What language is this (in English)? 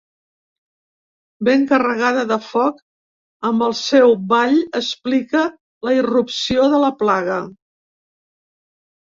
Catalan